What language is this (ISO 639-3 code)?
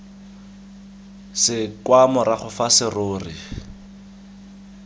tsn